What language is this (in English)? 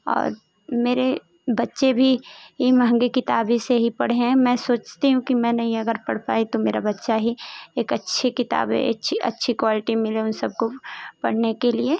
Hindi